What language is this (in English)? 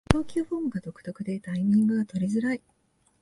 Japanese